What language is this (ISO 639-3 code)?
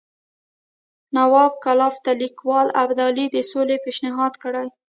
pus